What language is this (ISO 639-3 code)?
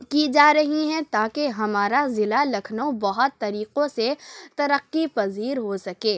urd